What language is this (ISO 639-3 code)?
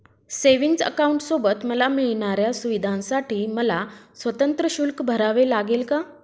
mar